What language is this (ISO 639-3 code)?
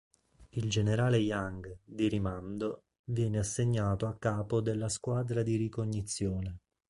ita